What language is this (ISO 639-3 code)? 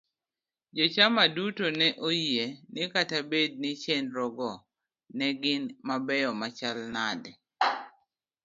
luo